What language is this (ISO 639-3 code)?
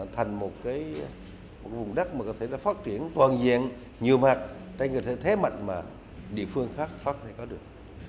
vie